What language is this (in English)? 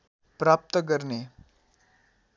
Nepali